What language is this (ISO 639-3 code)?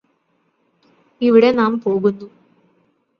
mal